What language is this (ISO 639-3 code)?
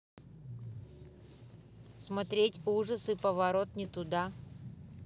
rus